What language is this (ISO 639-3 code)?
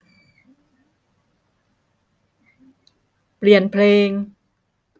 tha